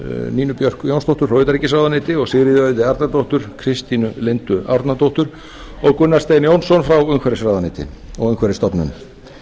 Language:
Icelandic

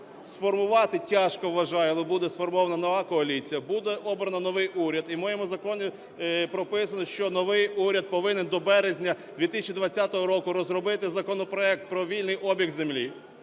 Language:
Ukrainian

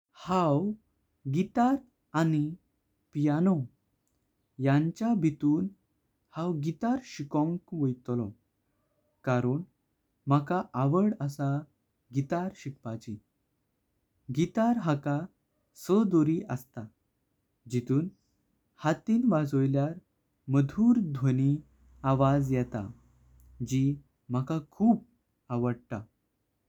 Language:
Konkani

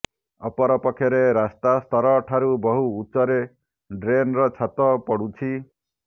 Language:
Odia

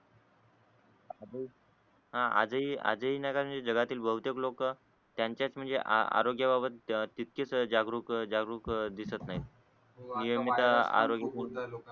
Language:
Marathi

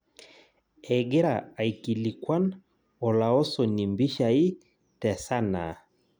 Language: Masai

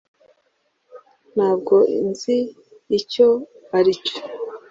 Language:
Kinyarwanda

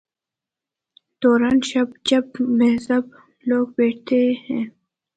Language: Urdu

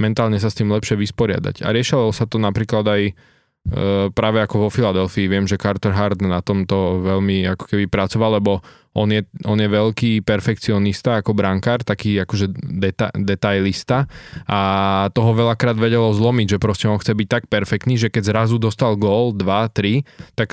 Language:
Slovak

